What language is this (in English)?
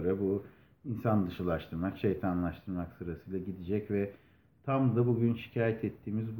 Turkish